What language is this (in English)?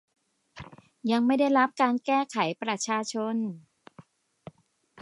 Thai